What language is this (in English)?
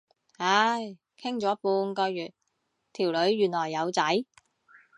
Cantonese